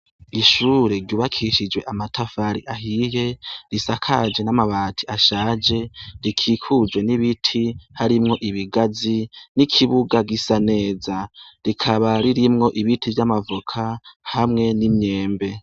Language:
Rundi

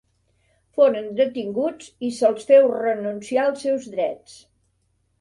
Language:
Catalan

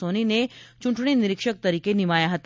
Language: Gujarati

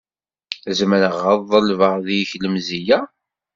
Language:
Kabyle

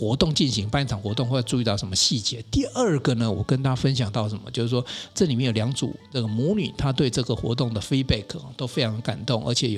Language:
Chinese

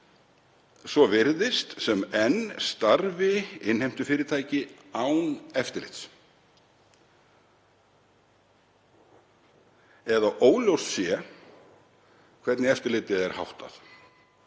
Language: Icelandic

